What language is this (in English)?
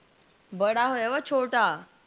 Punjabi